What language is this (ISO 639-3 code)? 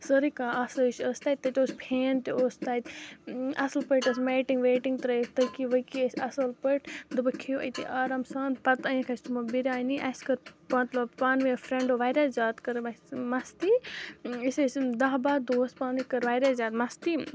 kas